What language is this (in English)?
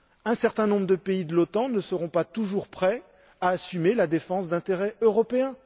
French